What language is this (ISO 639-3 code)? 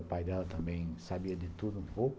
por